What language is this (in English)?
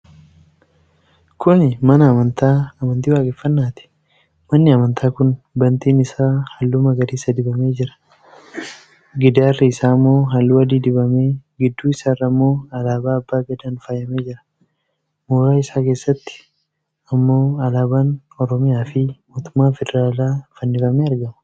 Oromo